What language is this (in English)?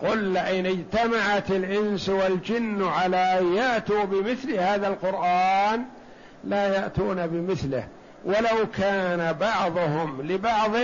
Arabic